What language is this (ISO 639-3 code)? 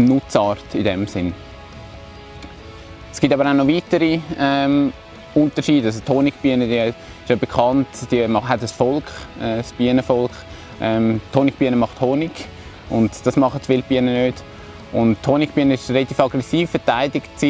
deu